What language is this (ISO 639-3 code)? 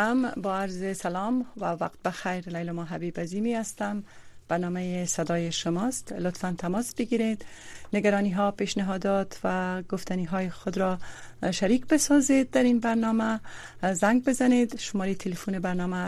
fas